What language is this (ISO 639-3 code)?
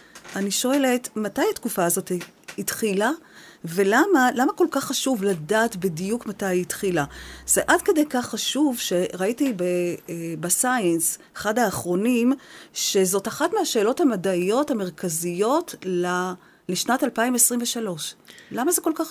heb